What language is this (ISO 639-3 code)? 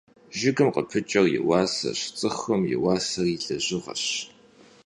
kbd